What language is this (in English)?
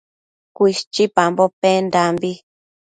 Matsés